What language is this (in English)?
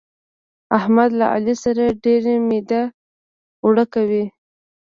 Pashto